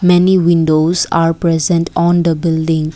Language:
English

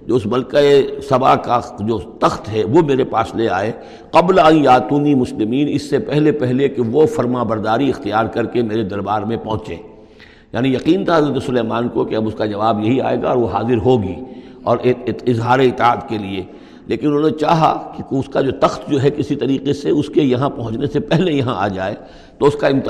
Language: Urdu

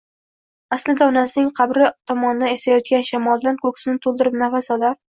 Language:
Uzbek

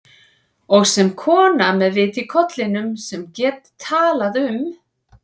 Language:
Icelandic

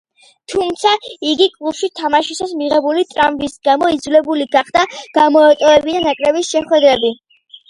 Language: Georgian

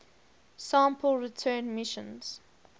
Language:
English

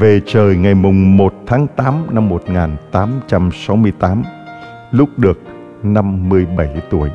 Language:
Vietnamese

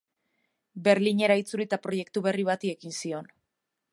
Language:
Basque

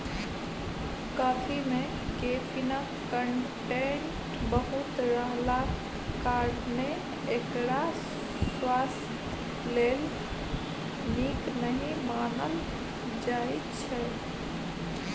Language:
Maithili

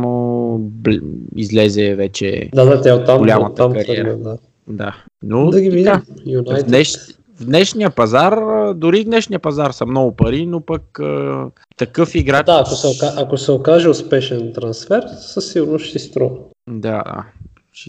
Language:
Bulgarian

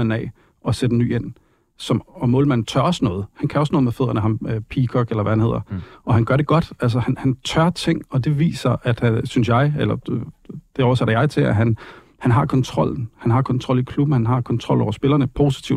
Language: Danish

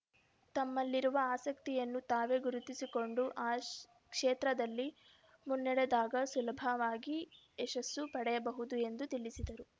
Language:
Kannada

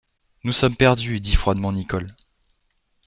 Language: French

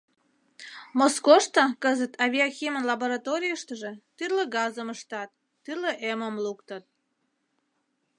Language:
Mari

